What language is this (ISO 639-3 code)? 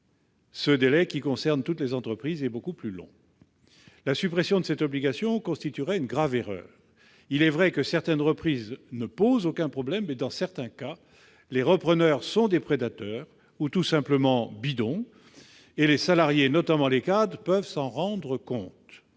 fra